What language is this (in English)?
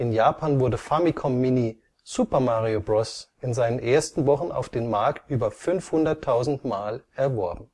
German